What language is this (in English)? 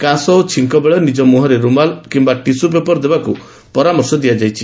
Odia